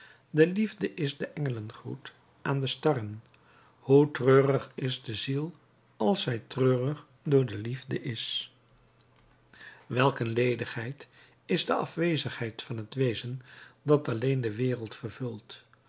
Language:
Dutch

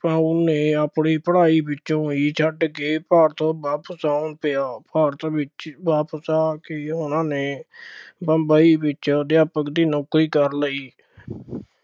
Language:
Punjabi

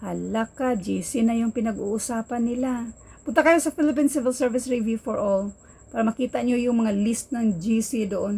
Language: Filipino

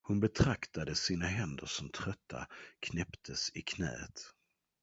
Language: Swedish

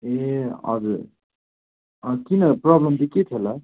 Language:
Nepali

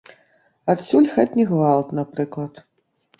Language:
Belarusian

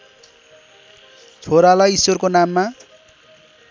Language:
Nepali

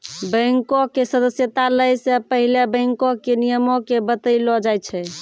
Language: Maithili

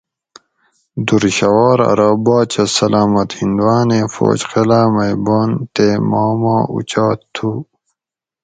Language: Gawri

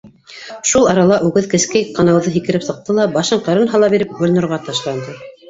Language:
Bashkir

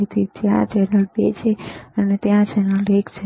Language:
Gujarati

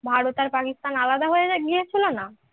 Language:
Bangla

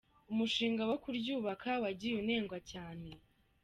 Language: Kinyarwanda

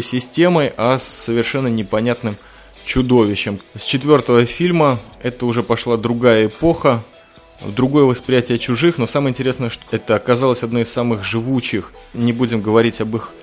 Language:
Russian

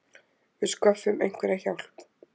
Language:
Icelandic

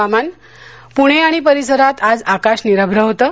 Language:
Marathi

